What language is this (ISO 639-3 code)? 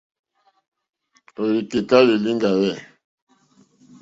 bri